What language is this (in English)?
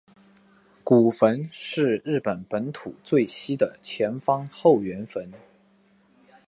Chinese